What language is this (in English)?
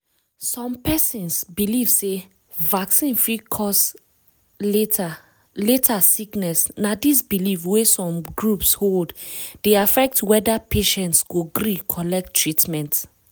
Nigerian Pidgin